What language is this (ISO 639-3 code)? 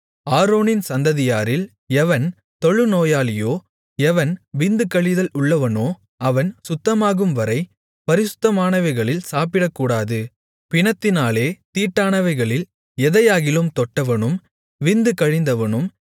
tam